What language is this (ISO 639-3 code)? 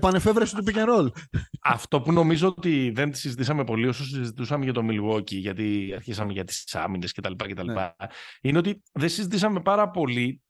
ell